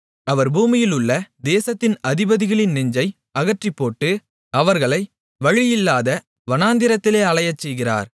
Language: Tamil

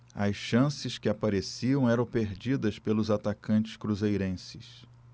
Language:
Portuguese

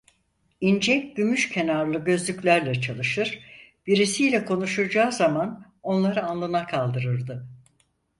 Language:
Turkish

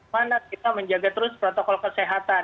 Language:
Indonesian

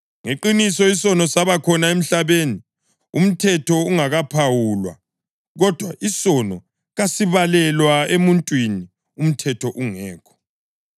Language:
North Ndebele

